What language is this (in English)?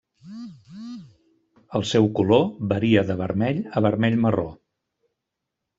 Catalan